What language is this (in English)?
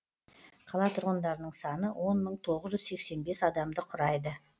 Kazakh